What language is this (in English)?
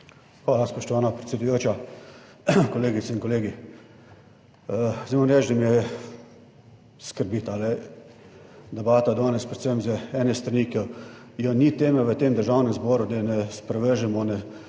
Slovenian